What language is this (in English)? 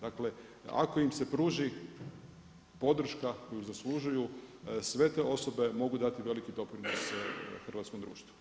Croatian